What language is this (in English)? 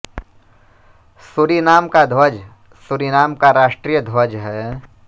Hindi